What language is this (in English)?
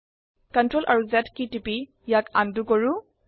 Assamese